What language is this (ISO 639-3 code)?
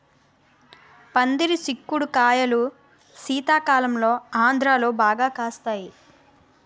tel